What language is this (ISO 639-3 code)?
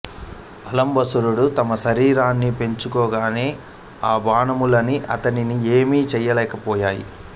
tel